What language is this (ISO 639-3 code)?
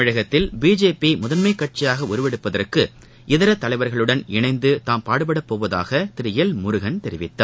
tam